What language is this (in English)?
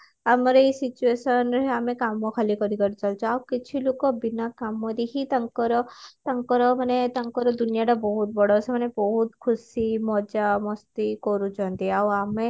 Odia